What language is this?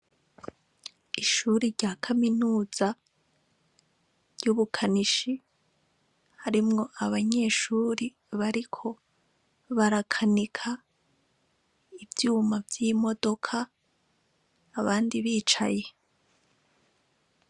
Rundi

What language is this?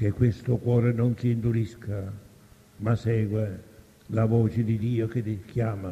Italian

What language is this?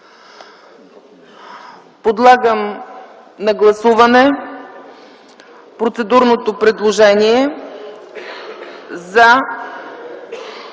Bulgarian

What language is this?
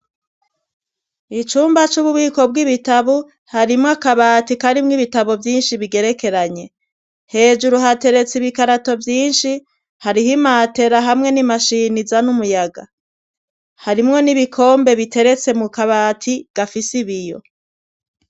Rundi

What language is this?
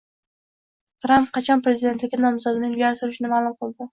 Uzbek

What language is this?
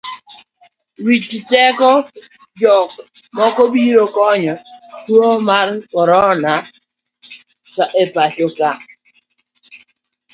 Luo (Kenya and Tanzania)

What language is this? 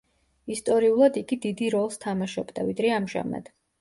Georgian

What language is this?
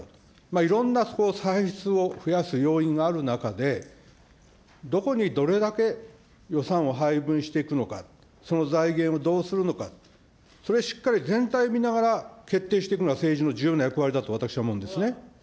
Japanese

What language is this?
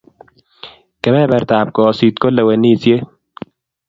Kalenjin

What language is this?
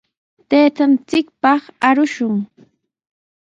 Sihuas Ancash Quechua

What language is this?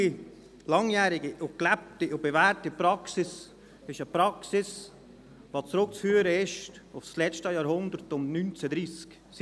Swiss German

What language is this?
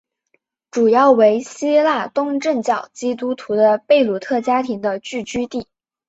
Chinese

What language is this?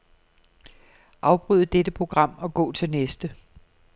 Danish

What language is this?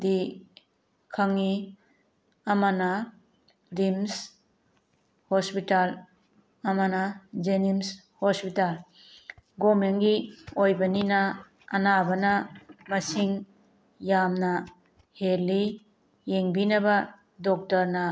Manipuri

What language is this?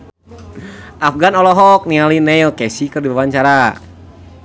Sundanese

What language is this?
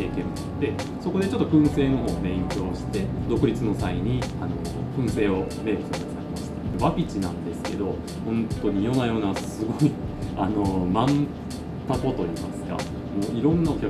Japanese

